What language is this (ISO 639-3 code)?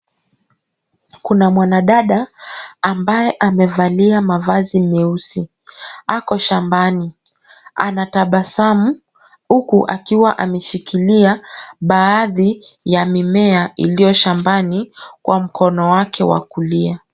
swa